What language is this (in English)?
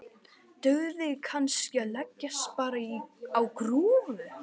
Icelandic